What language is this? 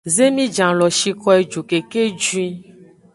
Aja (Benin)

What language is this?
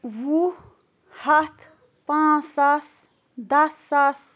Kashmiri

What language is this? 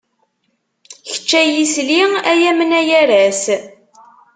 Kabyle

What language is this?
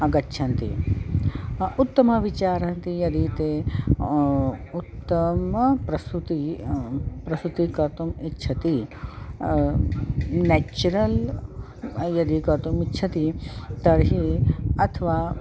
Sanskrit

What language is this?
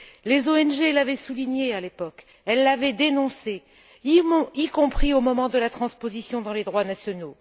French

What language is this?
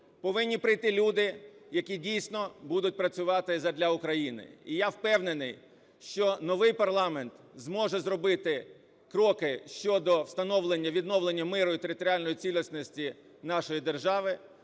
Ukrainian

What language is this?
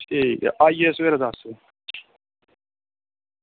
Dogri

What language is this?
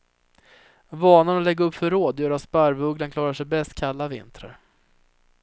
Swedish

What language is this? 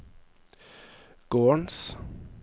Norwegian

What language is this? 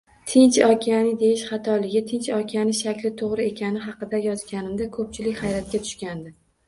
Uzbek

